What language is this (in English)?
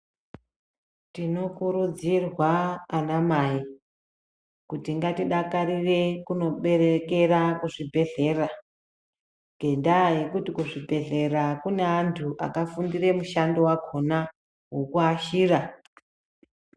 Ndau